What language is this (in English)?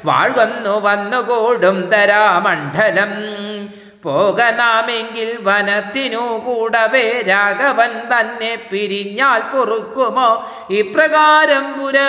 Malayalam